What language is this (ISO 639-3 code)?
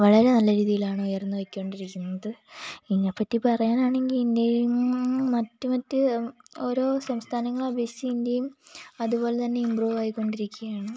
mal